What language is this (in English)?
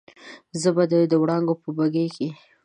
Pashto